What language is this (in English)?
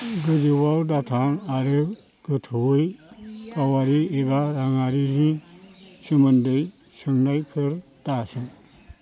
Bodo